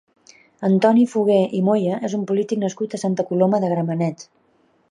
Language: Catalan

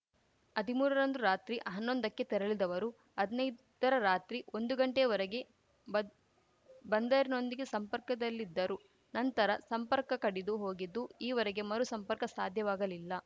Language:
Kannada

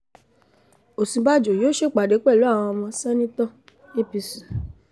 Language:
Yoruba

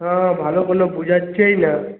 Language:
Bangla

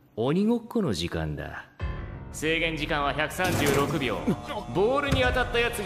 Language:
Japanese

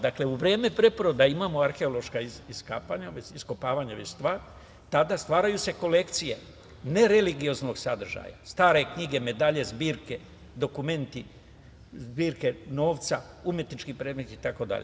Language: Serbian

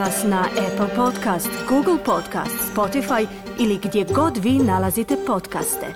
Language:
Croatian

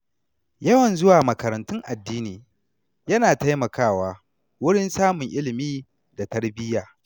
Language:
Hausa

